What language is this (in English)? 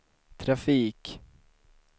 Swedish